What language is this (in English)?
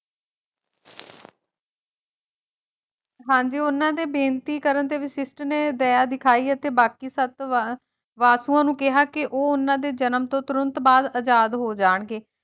Punjabi